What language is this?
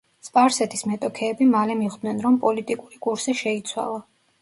Georgian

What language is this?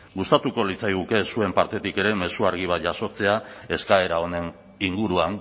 Basque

